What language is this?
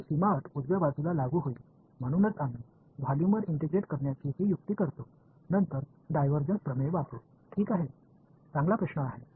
Tamil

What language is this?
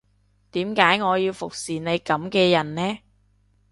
Cantonese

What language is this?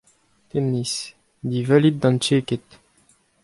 Breton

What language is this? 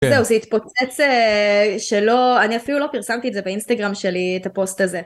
Hebrew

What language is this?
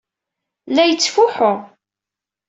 Kabyle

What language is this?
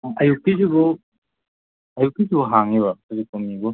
Manipuri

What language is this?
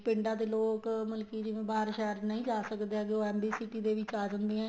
Punjabi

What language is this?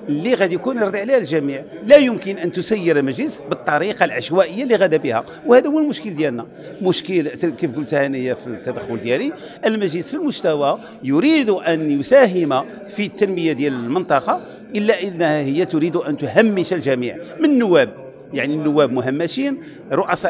Arabic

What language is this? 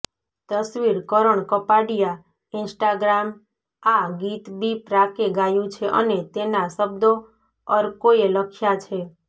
Gujarati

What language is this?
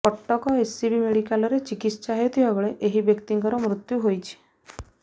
Odia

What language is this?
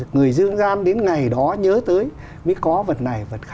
Vietnamese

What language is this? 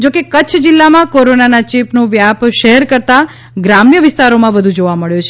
Gujarati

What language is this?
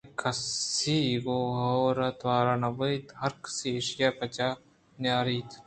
Eastern Balochi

